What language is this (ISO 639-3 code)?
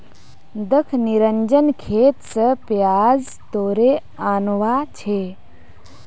mag